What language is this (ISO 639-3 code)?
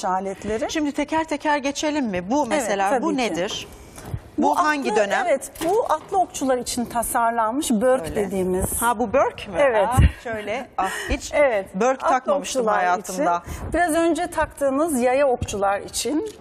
tur